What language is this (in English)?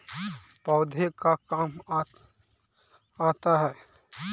Magahi